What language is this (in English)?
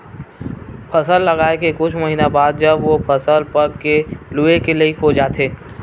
Chhattisgarhi